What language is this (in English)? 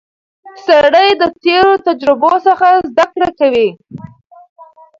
Pashto